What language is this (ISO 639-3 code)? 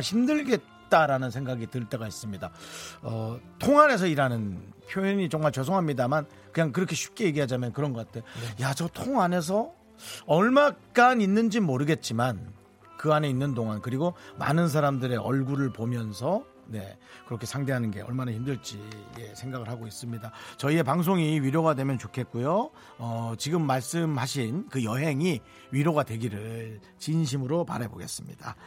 kor